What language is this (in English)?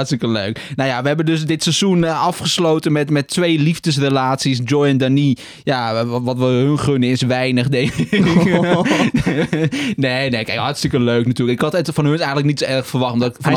Dutch